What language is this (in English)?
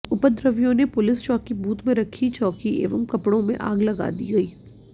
Hindi